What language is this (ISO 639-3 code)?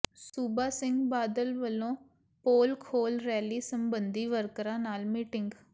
pan